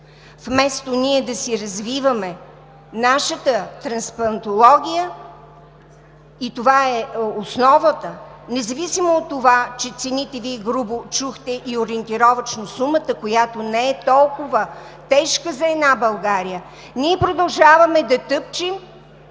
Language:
Bulgarian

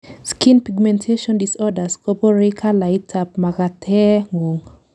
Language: Kalenjin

